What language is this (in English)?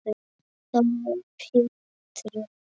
Icelandic